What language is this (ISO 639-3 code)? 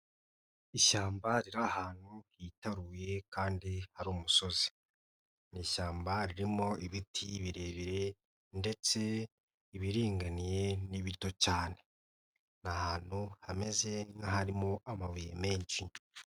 kin